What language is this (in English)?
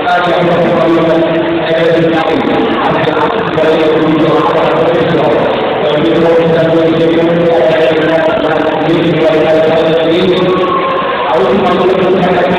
Spanish